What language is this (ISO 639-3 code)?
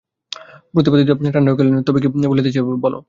ben